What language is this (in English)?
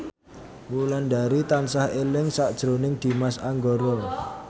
Javanese